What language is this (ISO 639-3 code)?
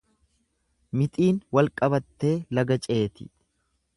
orm